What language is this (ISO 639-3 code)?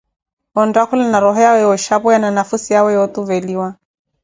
eko